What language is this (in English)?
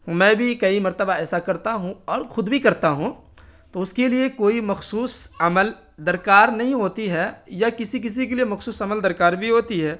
Urdu